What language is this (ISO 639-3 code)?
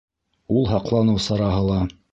bak